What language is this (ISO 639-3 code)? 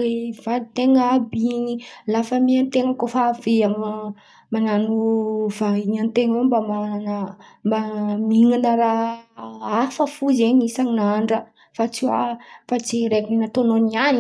xmv